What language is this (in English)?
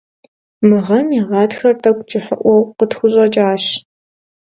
Kabardian